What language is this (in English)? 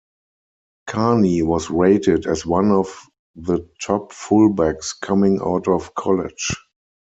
English